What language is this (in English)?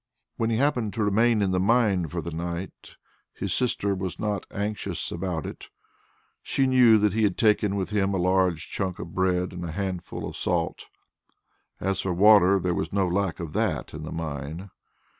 English